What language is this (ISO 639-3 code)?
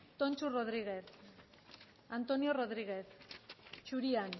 eus